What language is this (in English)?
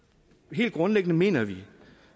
Danish